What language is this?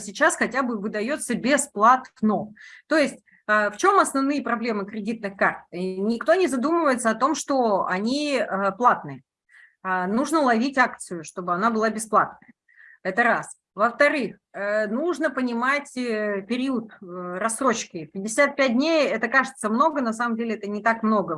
Russian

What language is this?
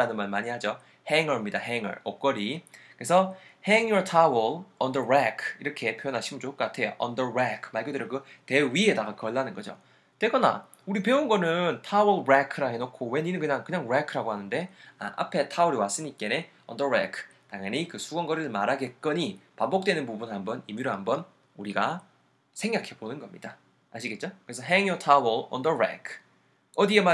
Korean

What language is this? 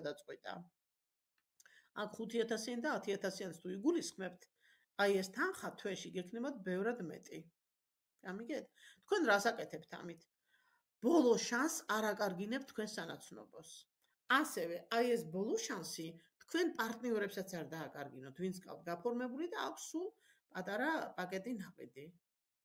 Arabic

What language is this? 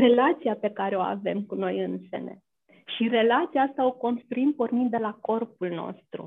Romanian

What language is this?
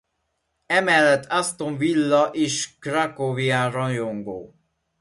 Hungarian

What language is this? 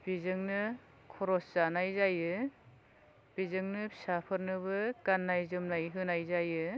Bodo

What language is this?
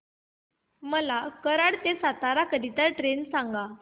Marathi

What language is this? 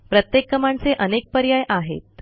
Marathi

